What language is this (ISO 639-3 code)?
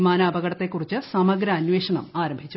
mal